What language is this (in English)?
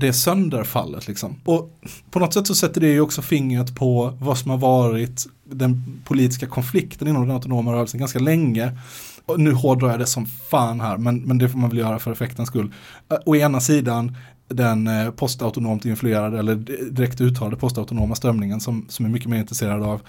Swedish